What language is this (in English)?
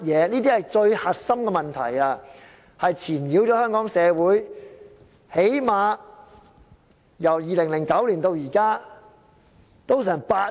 Cantonese